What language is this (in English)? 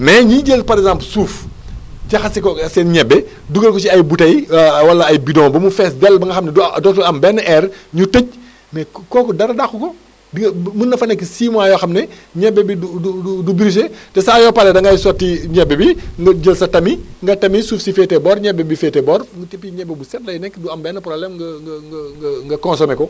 Wolof